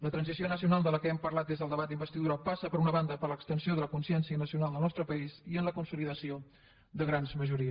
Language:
Catalan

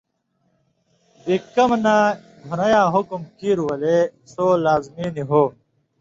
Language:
Indus Kohistani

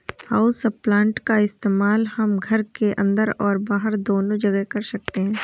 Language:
Hindi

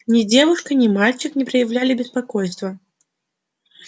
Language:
Russian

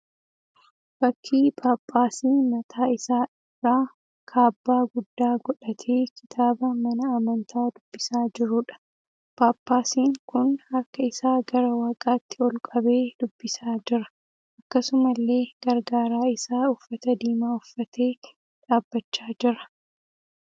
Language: Oromo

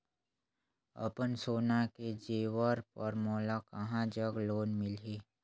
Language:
Chhattisgarhi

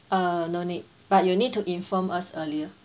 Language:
English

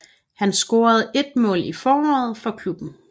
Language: Danish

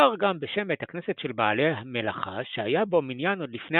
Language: Hebrew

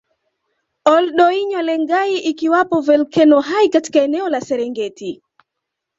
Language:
Swahili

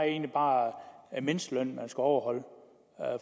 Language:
Danish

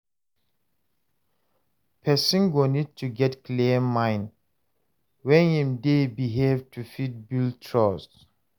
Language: Nigerian Pidgin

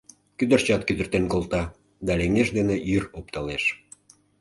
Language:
Mari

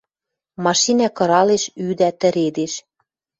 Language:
Western Mari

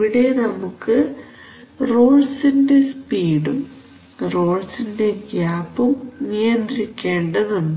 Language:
Malayalam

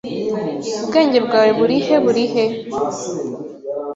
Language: Kinyarwanda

